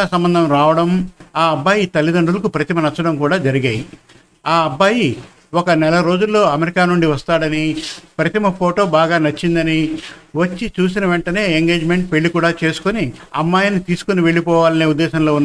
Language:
Telugu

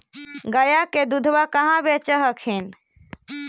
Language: Magahi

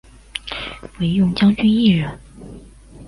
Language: Chinese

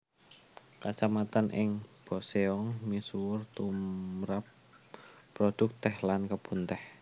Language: Javanese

